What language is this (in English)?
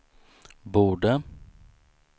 Swedish